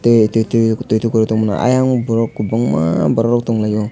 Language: Kok Borok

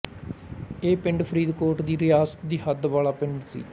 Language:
Punjabi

